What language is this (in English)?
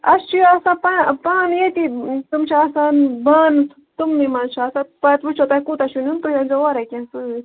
Kashmiri